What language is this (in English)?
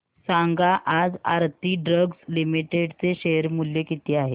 Marathi